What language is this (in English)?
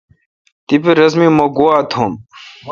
Kalkoti